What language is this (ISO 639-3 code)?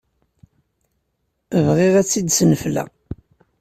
kab